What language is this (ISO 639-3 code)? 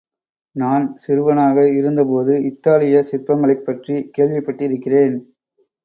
tam